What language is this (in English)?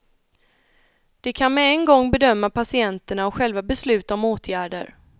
Swedish